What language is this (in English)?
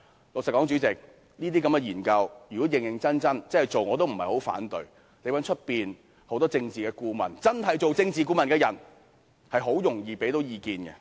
Cantonese